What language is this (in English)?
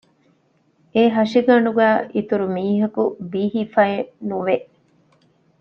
Divehi